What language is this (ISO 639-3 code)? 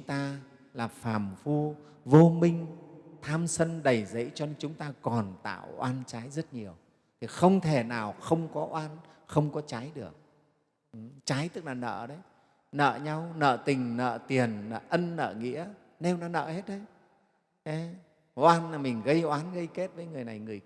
vie